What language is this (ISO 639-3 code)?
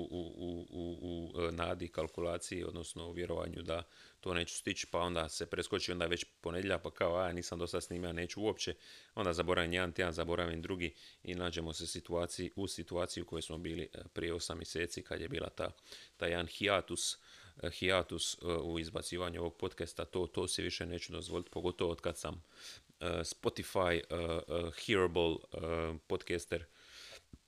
hrv